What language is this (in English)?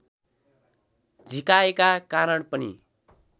Nepali